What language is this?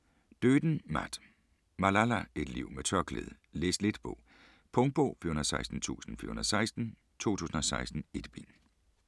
Danish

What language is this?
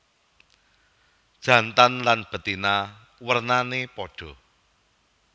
Javanese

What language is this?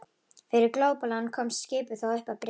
Icelandic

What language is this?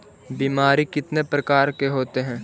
Magahi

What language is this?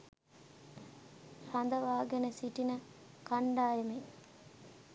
Sinhala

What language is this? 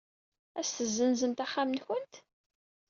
Kabyle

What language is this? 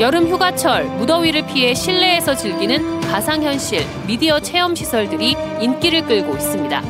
Korean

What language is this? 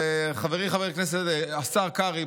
Hebrew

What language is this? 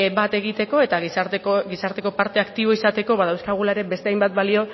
Basque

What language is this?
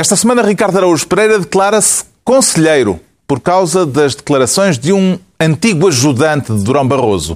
Portuguese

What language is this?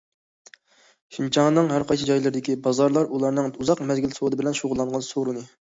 Uyghur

